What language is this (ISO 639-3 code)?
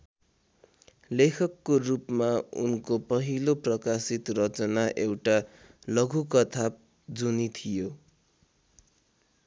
nep